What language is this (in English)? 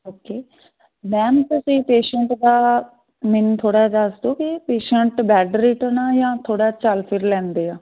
Punjabi